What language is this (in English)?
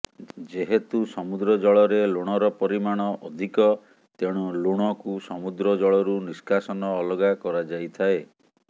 Odia